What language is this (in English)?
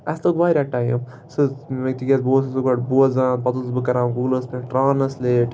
Kashmiri